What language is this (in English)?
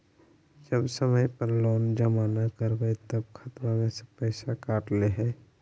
Magahi